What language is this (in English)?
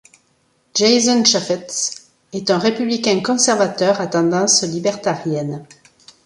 French